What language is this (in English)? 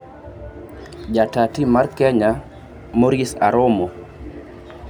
Luo (Kenya and Tanzania)